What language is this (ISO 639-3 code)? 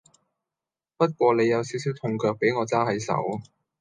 yue